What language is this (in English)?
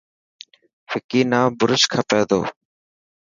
Dhatki